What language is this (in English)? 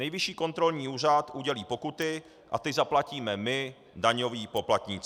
Czech